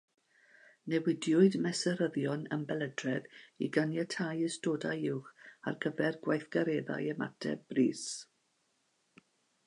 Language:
Welsh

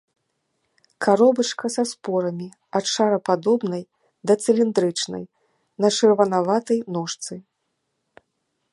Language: Belarusian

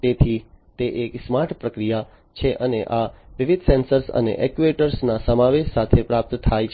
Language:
Gujarati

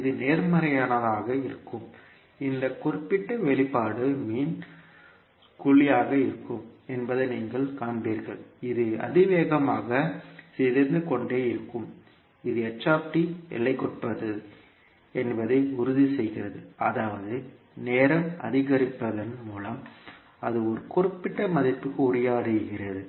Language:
Tamil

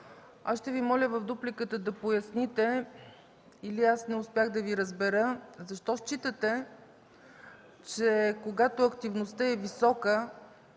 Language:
Bulgarian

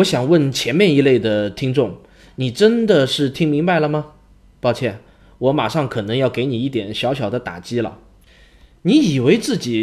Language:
Chinese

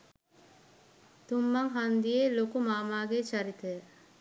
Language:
Sinhala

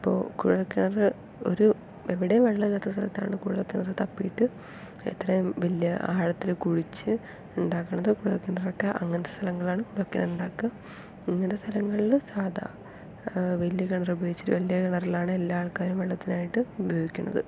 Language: Malayalam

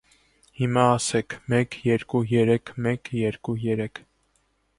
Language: Armenian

